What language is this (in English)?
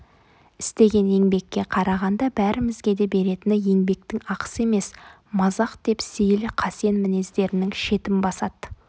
Kazakh